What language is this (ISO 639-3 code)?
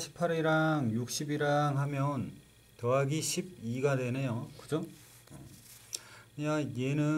kor